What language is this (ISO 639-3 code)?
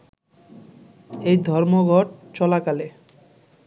ben